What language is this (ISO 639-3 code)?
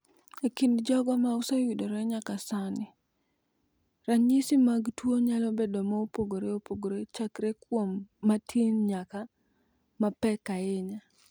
luo